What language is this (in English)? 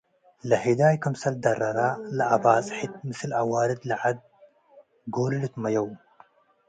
Tigre